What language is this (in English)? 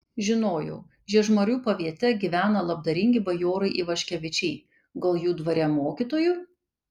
Lithuanian